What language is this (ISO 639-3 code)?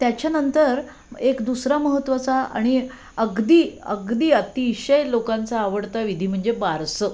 mar